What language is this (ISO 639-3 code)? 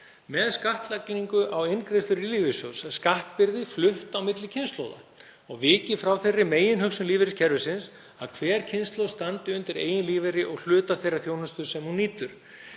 isl